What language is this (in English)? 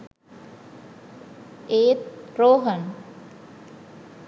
Sinhala